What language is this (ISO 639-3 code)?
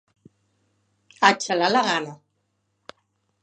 cat